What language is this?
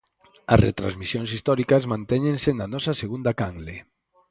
Galician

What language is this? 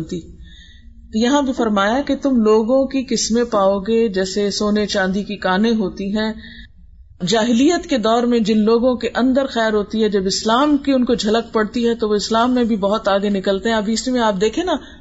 Urdu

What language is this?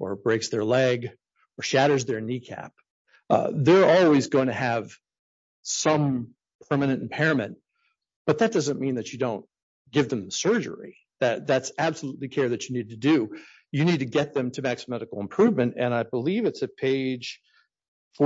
English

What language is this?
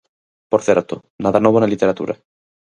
Galician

